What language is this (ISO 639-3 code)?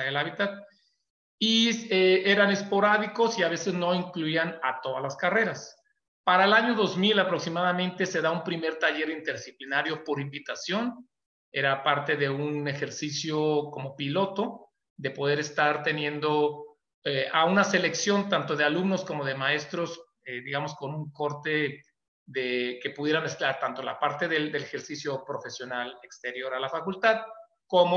spa